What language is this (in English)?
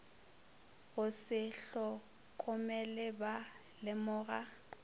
Northern Sotho